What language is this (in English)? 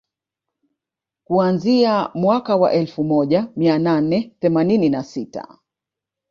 Swahili